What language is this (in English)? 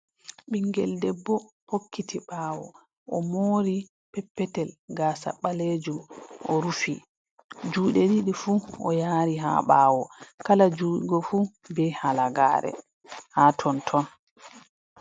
Fula